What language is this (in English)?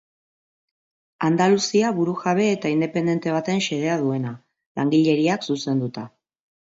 Basque